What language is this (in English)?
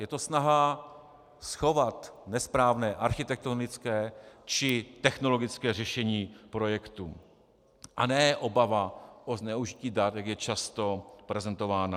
Czech